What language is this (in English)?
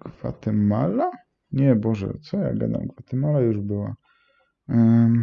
Polish